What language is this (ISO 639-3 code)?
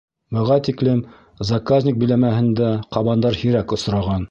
bak